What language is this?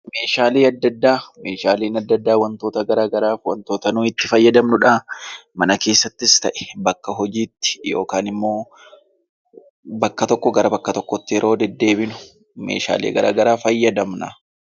Oromo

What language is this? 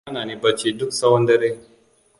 Hausa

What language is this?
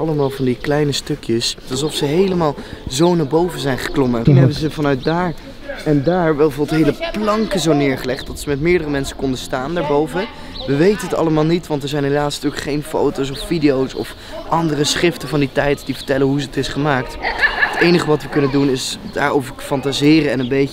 Dutch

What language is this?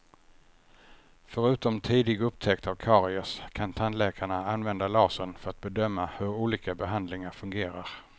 Swedish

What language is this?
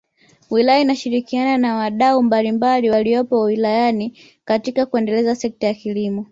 Swahili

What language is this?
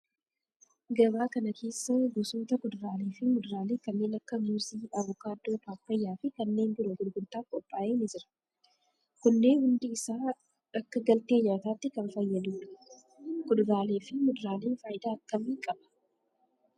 Oromo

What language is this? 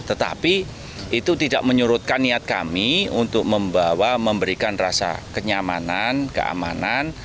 Indonesian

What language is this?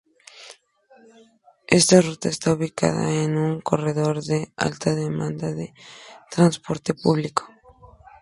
Spanish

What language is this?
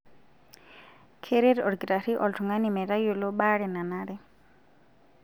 Masai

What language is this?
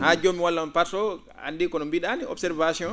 Fula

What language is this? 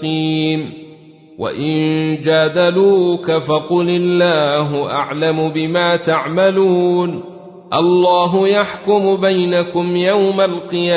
Arabic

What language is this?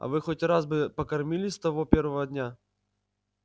Russian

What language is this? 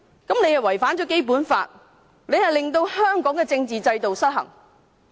Cantonese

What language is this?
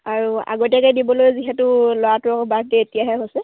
Assamese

